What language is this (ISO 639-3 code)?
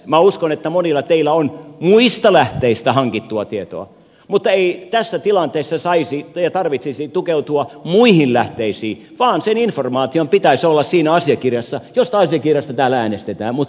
fin